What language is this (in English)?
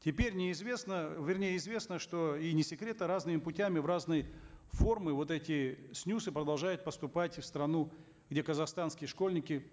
Kazakh